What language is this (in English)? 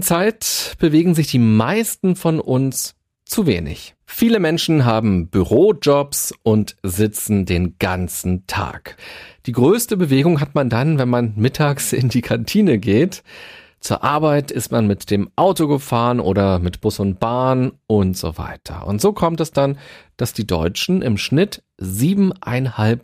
German